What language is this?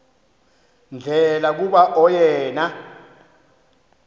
Xhosa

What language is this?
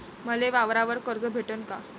Marathi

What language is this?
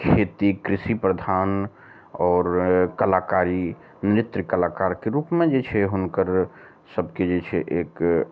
Maithili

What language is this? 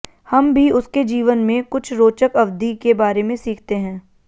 Hindi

